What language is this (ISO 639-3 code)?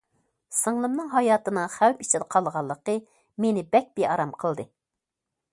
uig